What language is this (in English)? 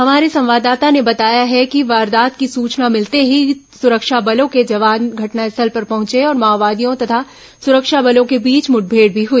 Hindi